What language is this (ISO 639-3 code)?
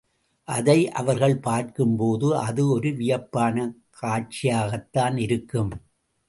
tam